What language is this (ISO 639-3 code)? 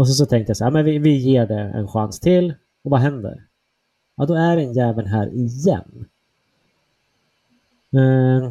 swe